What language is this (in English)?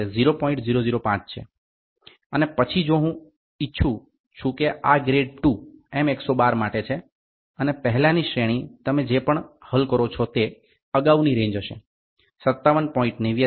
Gujarati